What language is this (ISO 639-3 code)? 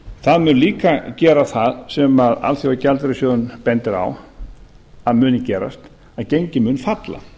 isl